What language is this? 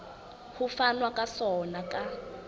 Southern Sotho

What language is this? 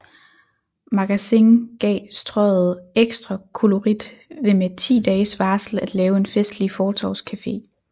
Danish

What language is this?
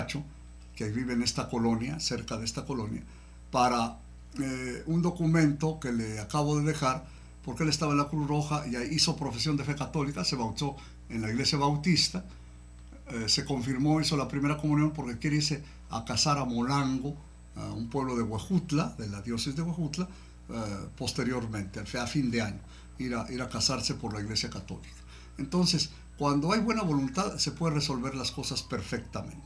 Spanish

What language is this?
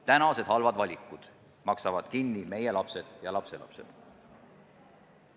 Estonian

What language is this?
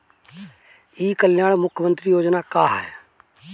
Bhojpuri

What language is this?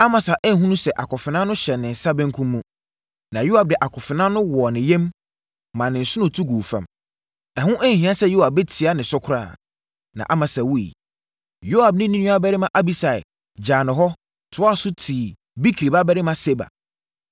Akan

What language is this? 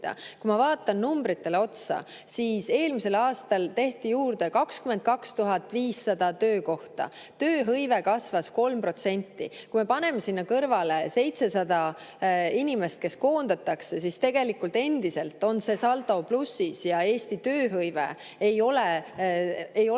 Estonian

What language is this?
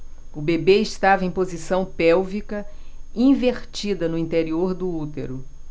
Portuguese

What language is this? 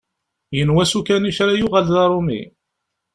Kabyle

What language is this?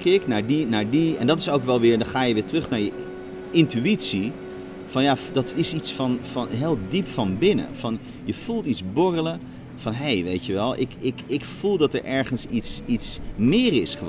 Dutch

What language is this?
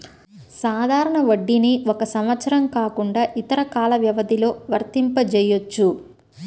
Telugu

